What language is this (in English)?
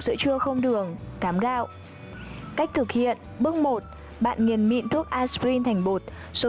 Vietnamese